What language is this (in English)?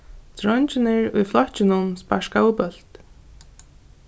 Faroese